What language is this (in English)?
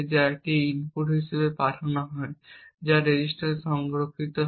Bangla